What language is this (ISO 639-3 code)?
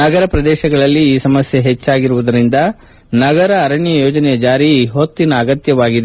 kan